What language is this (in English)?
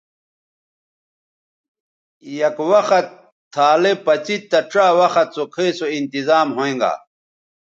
Bateri